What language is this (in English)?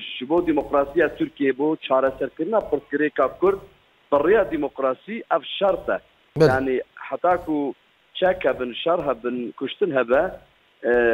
Arabic